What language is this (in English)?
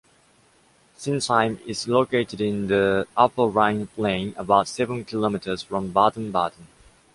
English